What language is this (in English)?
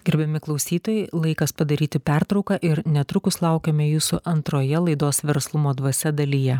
Lithuanian